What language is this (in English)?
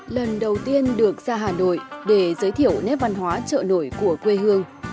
Vietnamese